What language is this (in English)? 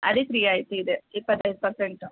Kannada